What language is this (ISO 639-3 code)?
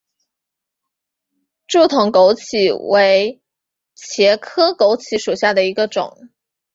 zho